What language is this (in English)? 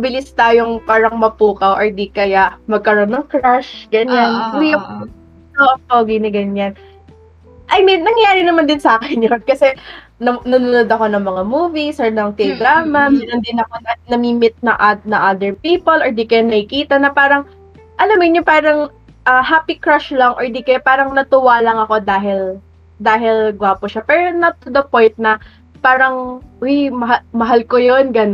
Filipino